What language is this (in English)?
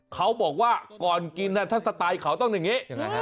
Thai